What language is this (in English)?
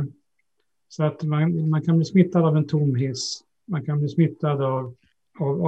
Swedish